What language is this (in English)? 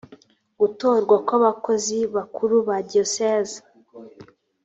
Kinyarwanda